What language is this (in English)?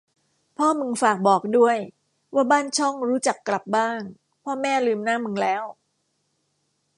Thai